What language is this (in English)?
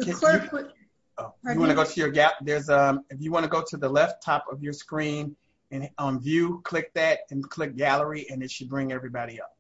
English